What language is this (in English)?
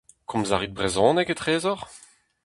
Breton